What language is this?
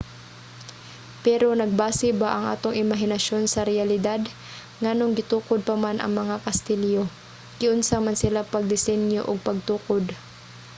Cebuano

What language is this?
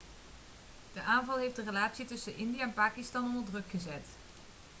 Dutch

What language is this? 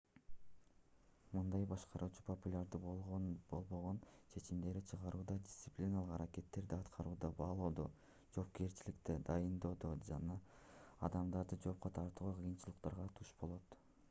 Kyrgyz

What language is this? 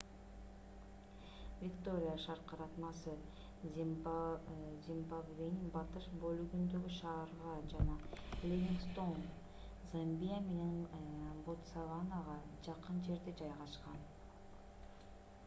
Kyrgyz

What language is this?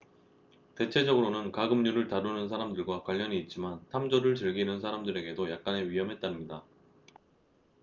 Korean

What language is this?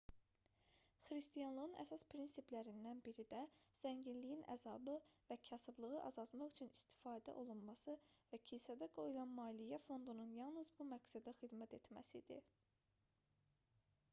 Azerbaijani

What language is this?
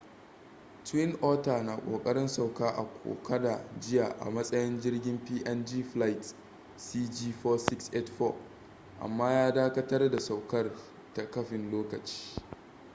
Hausa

